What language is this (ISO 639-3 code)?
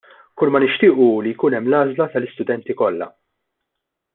mlt